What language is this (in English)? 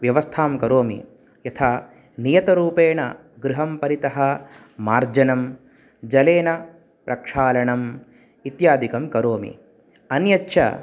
Sanskrit